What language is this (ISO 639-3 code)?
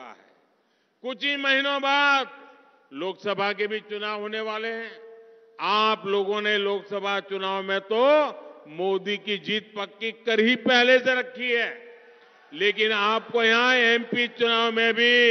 hin